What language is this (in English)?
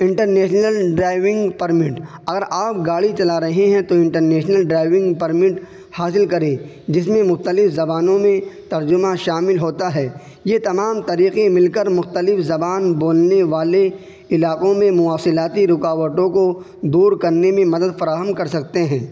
Urdu